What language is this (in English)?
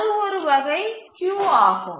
Tamil